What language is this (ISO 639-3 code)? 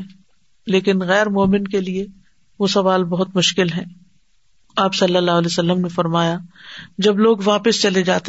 urd